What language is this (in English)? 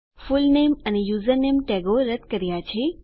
Gujarati